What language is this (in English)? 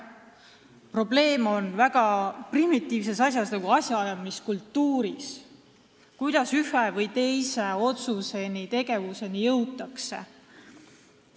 Estonian